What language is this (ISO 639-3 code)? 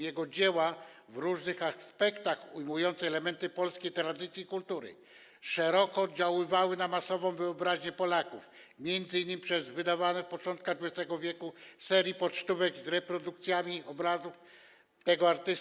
pol